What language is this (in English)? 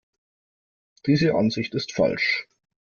German